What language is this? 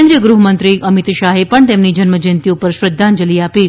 Gujarati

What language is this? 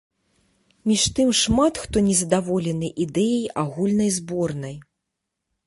Belarusian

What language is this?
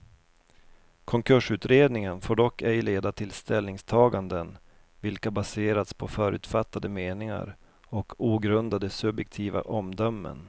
Swedish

